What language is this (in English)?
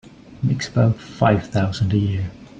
English